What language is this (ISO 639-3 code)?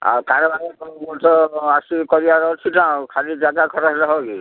ori